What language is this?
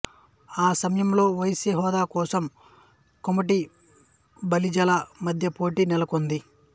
Telugu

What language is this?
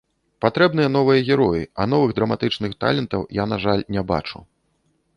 Belarusian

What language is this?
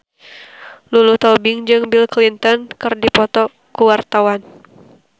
Sundanese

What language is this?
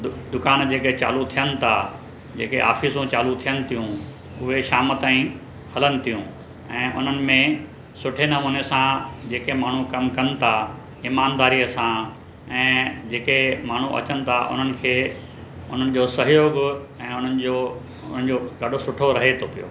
Sindhi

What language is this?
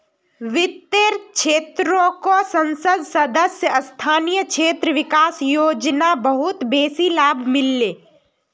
Magahi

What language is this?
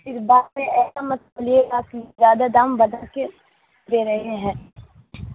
Urdu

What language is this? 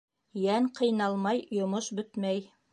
Bashkir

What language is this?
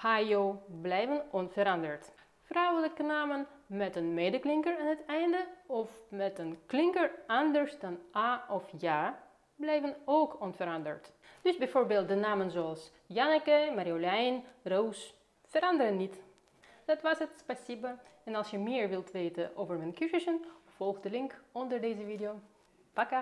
Dutch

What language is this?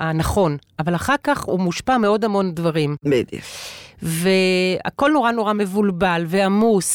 Hebrew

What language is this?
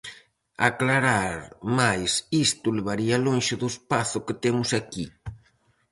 Galician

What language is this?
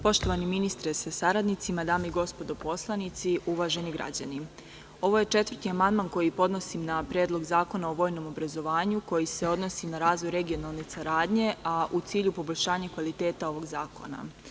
Serbian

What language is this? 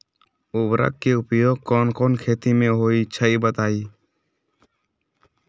Magahi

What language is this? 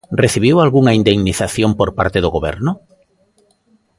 Galician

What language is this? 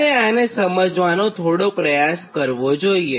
Gujarati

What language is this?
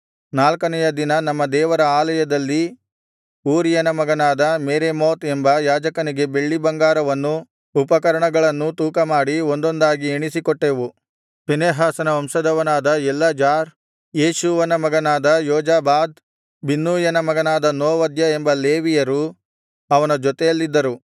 Kannada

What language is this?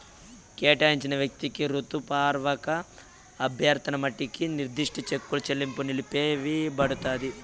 Telugu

